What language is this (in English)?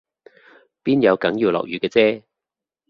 Cantonese